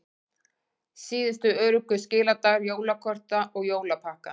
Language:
Icelandic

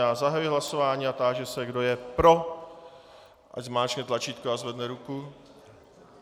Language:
Czech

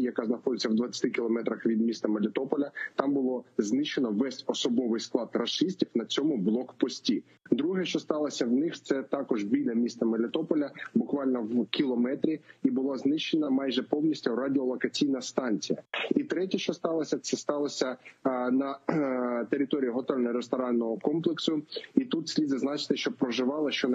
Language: Ukrainian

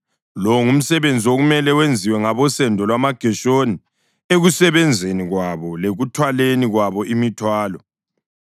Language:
North Ndebele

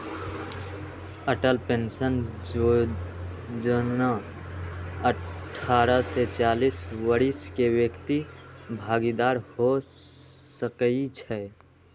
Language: Magahi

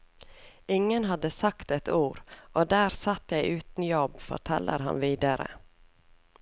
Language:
Norwegian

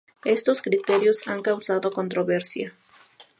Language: Spanish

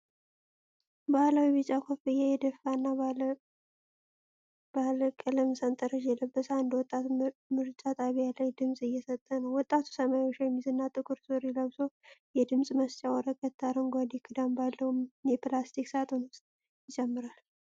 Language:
Amharic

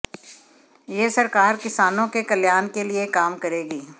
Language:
Hindi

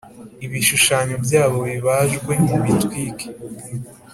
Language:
Kinyarwanda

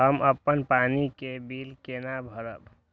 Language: Maithili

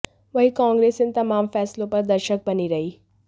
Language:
Hindi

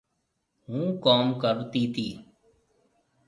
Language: Marwari (Pakistan)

